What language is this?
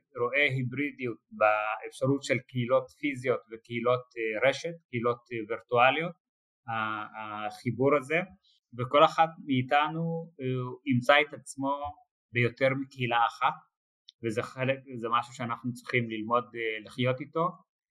Hebrew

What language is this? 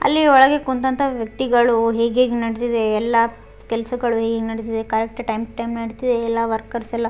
Kannada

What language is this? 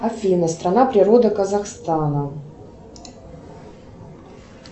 Russian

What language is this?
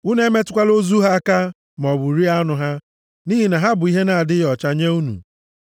Igbo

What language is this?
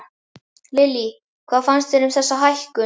Icelandic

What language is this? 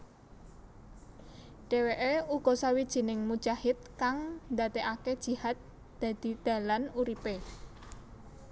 Javanese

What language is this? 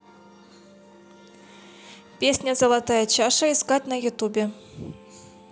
Russian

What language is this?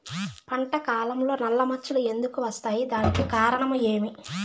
Telugu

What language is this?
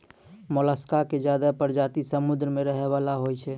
Maithili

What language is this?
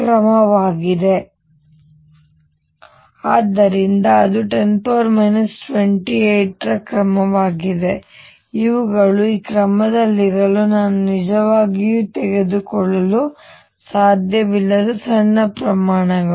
Kannada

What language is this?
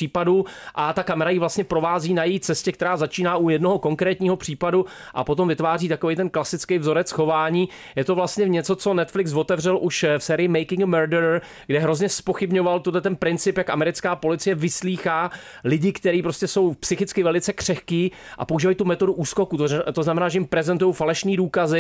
Czech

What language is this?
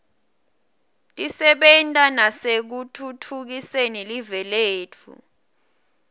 Swati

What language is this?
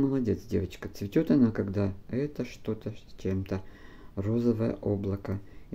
Russian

